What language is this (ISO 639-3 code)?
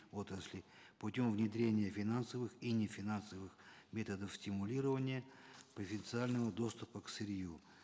kaz